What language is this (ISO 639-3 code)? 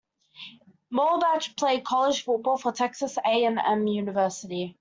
eng